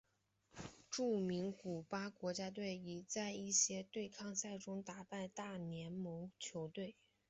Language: Chinese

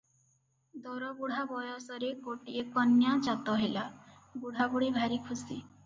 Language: Odia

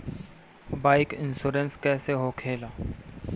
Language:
Bhojpuri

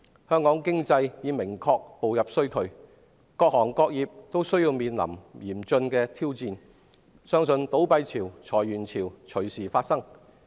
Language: Cantonese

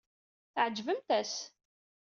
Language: Kabyle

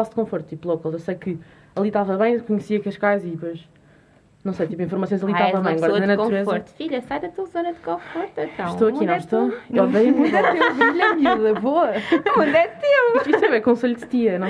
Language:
Portuguese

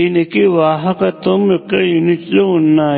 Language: Telugu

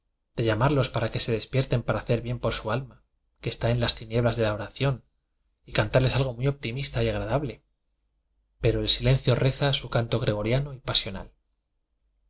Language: Spanish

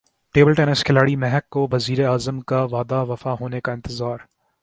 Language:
Urdu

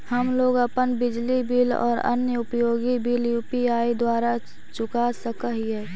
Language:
Magahi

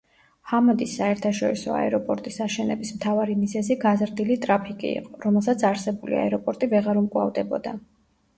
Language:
Georgian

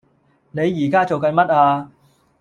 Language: Cantonese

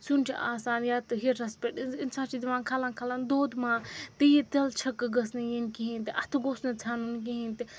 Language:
Kashmiri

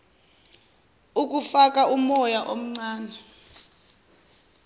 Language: Zulu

